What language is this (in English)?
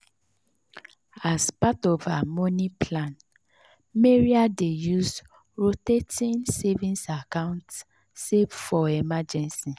Nigerian Pidgin